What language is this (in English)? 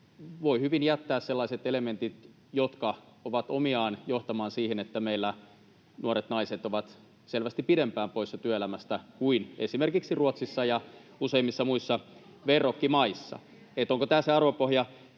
Finnish